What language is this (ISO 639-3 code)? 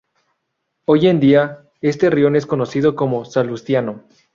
spa